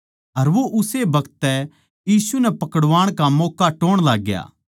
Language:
Haryanvi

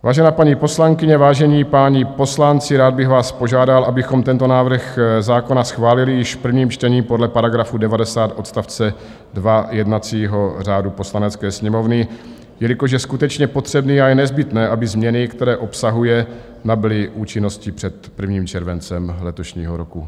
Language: Czech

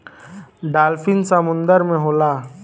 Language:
Bhojpuri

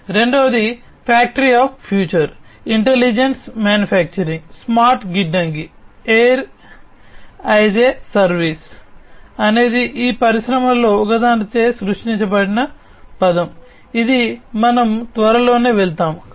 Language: Telugu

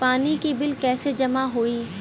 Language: Bhojpuri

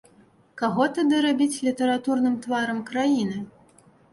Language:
Belarusian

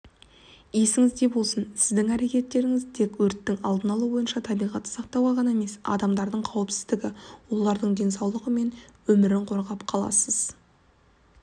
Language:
Kazakh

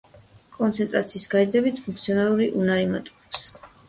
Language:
Georgian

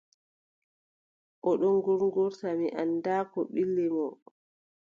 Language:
Adamawa Fulfulde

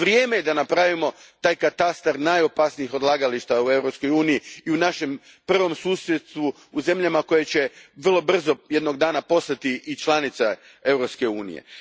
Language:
Croatian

